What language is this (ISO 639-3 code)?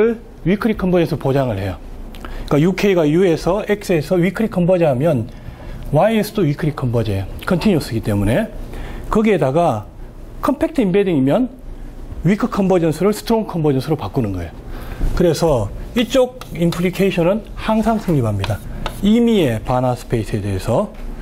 kor